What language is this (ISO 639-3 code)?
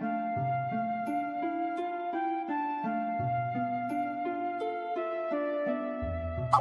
jpn